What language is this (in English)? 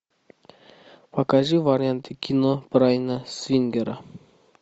Russian